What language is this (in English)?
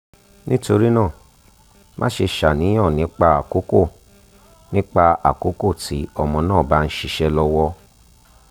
Yoruba